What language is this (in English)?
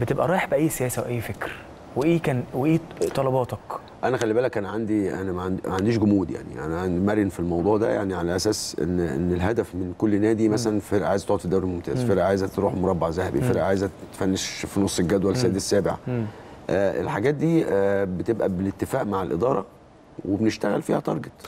Arabic